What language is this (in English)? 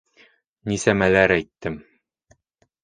Bashkir